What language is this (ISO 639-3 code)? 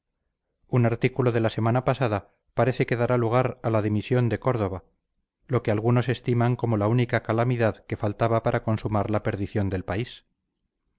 spa